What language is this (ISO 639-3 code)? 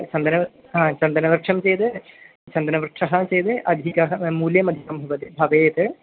san